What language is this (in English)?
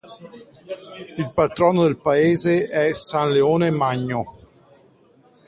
Italian